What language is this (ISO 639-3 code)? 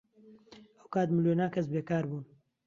ckb